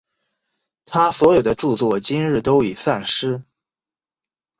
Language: Chinese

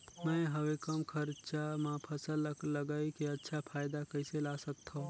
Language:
Chhattisgarhi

